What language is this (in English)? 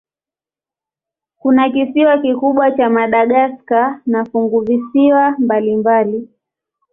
Swahili